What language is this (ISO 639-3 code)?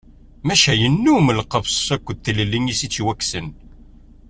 kab